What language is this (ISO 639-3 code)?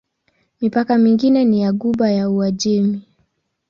swa